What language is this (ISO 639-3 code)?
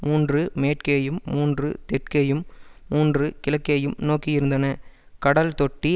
tam